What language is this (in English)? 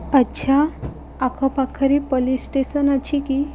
Odia